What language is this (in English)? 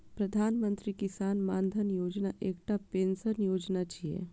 Maithili